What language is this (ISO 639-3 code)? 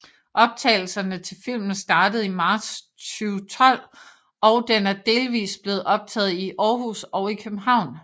dan